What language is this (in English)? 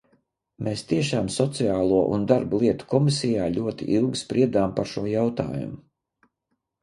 Latvian